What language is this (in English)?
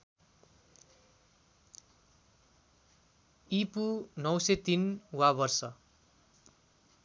Nepali